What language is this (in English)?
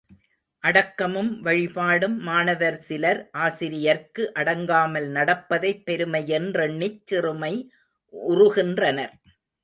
Tamil